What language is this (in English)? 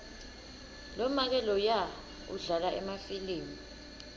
Swati